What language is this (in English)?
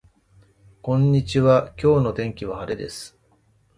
Japanese